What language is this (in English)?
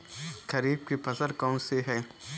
Hindi